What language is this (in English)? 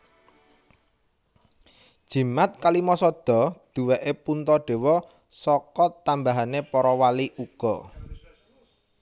Javanese